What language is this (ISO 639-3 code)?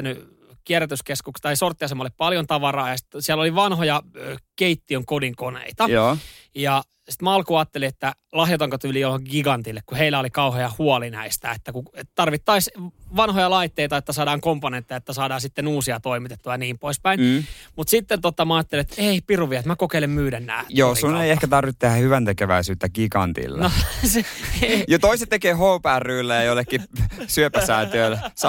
fin